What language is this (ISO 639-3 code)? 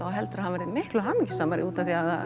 isl